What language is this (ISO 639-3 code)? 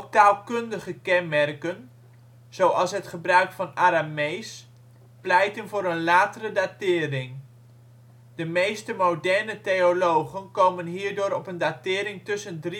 nld